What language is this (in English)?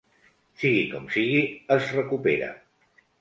Catalan